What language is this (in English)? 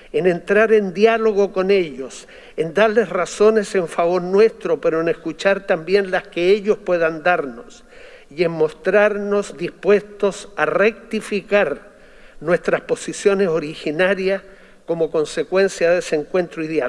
Spanish